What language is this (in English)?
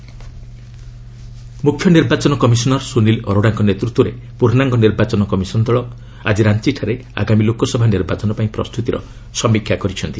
Odia